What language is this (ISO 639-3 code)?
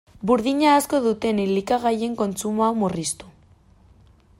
eus